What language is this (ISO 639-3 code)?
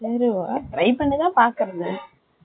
tam